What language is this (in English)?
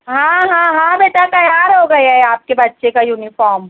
Urdu